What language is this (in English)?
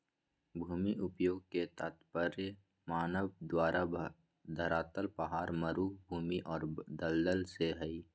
Magahi